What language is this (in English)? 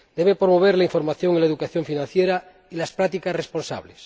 Spanish